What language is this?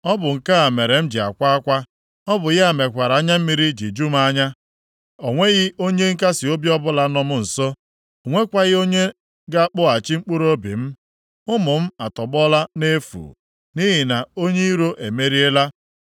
Igbo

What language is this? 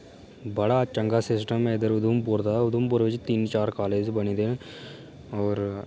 Dogri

